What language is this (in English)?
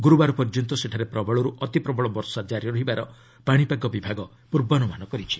Odia